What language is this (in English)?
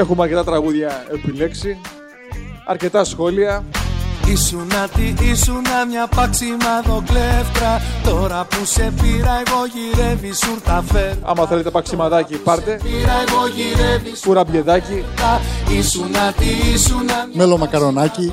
Greek